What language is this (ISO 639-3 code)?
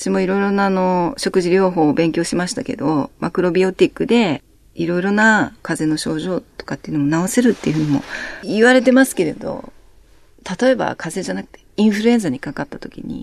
jpn